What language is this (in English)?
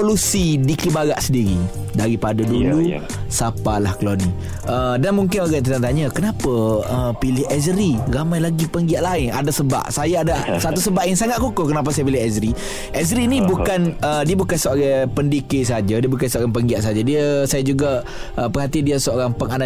Malay